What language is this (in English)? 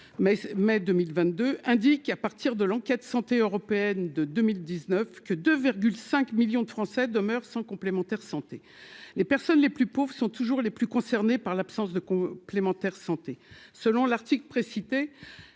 French